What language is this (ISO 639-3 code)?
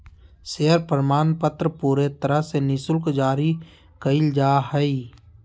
mag